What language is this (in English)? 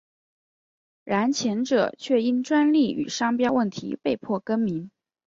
Chinese